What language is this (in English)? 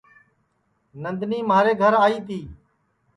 Sansi